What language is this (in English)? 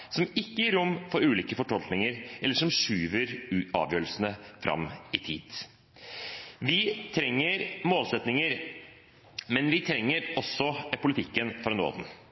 Norwegian Bokmål